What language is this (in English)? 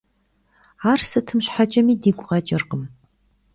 Kabardian